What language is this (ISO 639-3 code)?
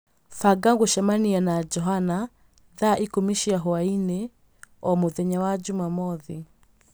kik